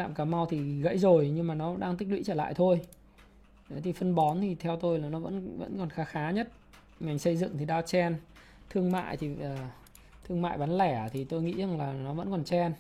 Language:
Vietnamese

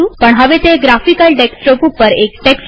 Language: Gujarati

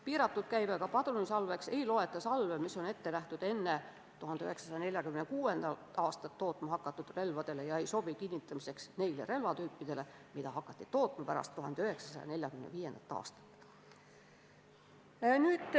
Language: Estonian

